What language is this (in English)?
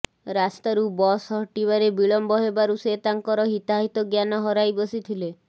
Odia